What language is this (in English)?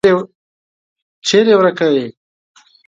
Pashto